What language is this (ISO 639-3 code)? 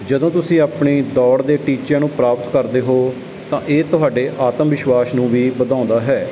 pan